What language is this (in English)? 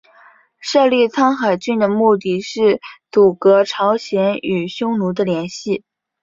Chinese